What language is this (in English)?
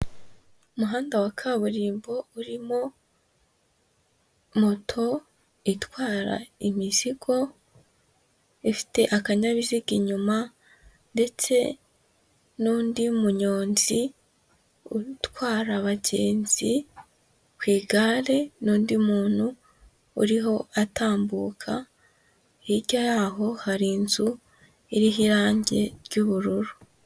Kinyarwanda